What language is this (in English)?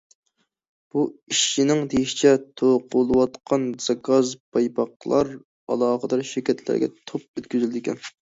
Uyghur